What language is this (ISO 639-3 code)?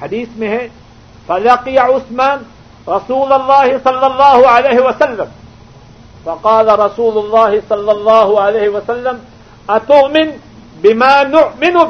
urd